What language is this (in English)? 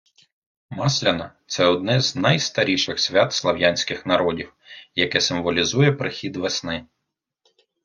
Ukrainian